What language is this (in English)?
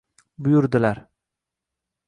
Uzbek